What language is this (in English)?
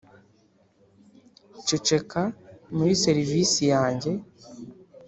Kinyarwanda